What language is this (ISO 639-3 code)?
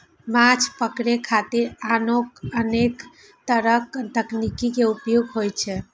mai